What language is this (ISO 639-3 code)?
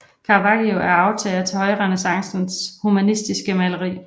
dan